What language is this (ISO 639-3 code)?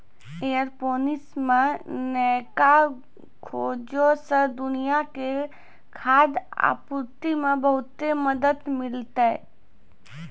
mai